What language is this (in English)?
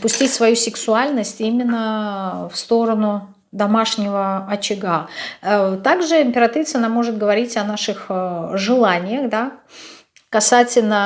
Russian